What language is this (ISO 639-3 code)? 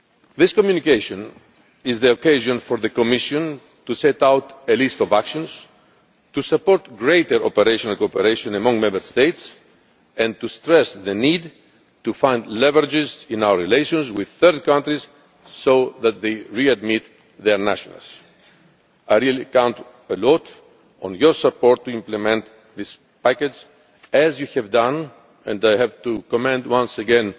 eng